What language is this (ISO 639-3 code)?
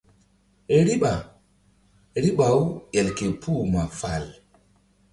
mdd